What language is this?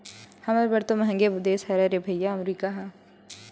Chhattisgarhi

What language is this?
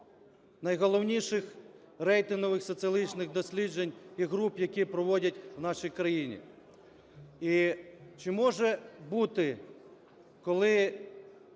Ukrainian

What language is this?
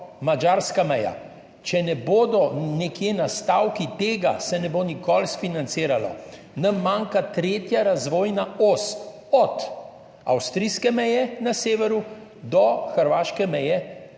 Slovenian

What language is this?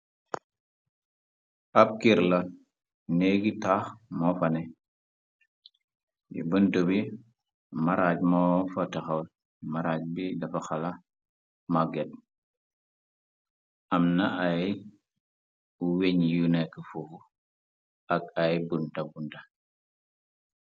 Wolof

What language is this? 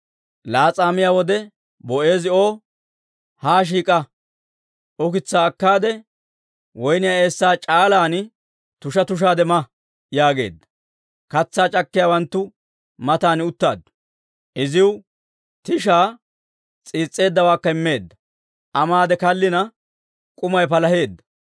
Dawro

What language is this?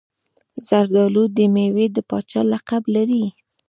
Pashto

